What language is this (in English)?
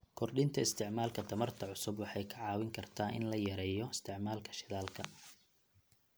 Somali